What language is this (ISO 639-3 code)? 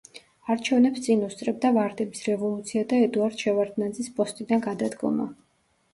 kat